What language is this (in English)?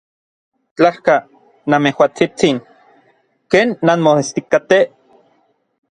Orizaba Nahuatl